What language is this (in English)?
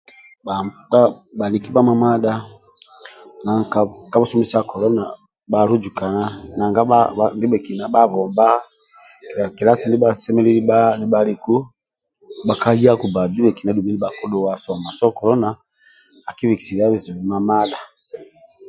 Amba (Uganda)